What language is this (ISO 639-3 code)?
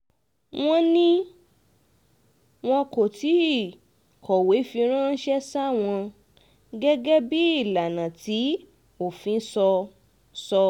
yor